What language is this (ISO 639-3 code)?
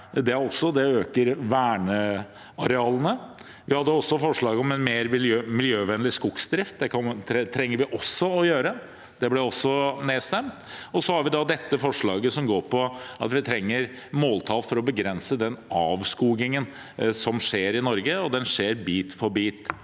nor